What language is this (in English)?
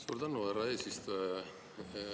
Estonian